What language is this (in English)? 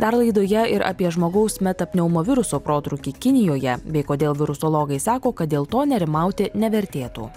Lithuanian